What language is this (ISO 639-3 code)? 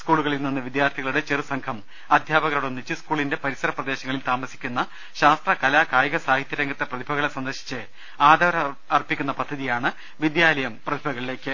mal